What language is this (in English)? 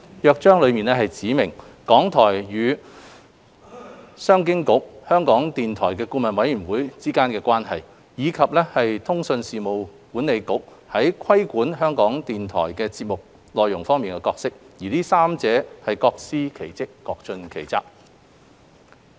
Cantonese